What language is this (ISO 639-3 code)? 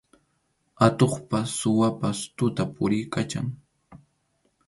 qxu